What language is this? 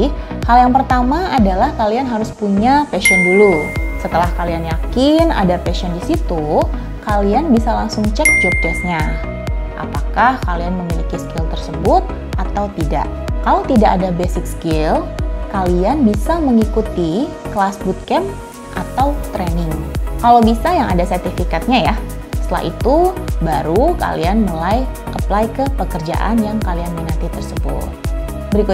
Indonesian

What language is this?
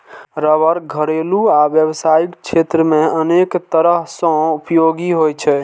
Maithili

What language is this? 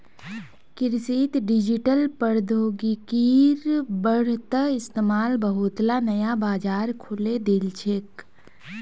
Magahi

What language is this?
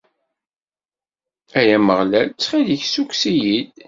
Kabyle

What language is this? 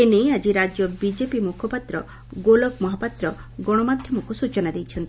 Odia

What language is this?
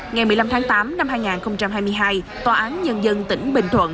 Vietnamese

